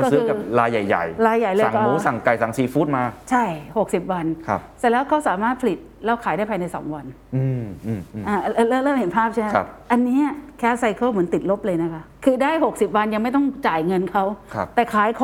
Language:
Thai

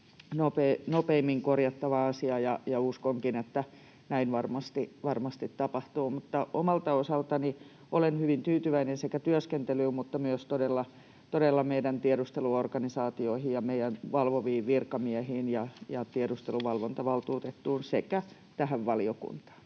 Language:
Finnish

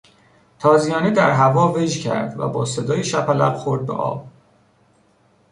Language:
Persian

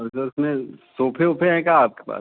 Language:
Hindi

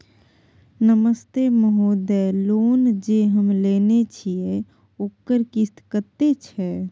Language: Maithili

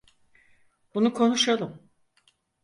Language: Turkish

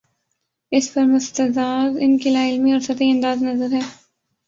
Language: Urdu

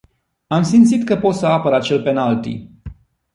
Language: Romanian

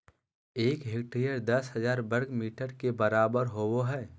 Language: Magahi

